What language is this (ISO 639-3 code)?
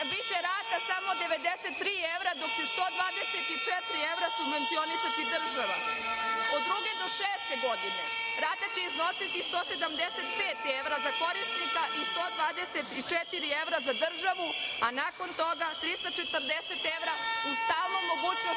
srp